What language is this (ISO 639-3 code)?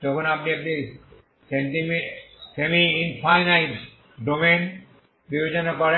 ben